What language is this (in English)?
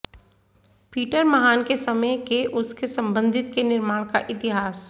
Hindi